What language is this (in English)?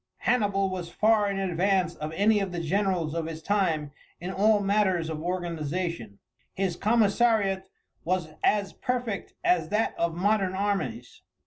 English